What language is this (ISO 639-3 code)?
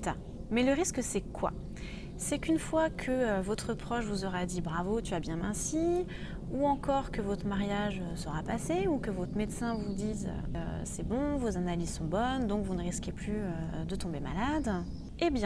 fra